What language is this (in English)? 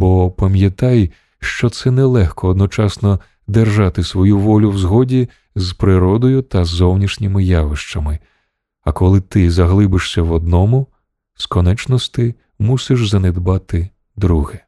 Ukrainian